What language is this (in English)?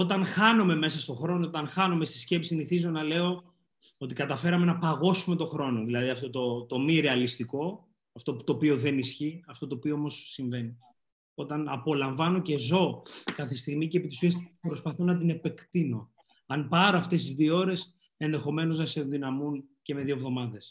Greek